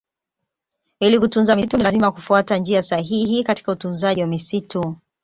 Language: Swahili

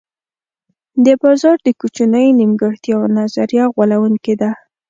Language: Pashto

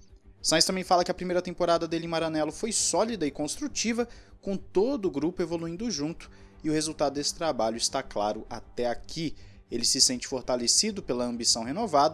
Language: Portuguese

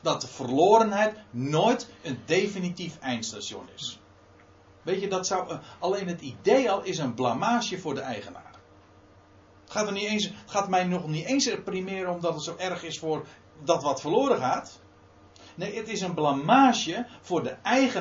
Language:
Dutch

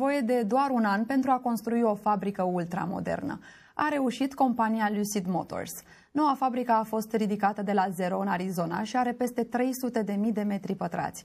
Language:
Romanian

